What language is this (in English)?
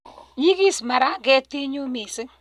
Kalenjin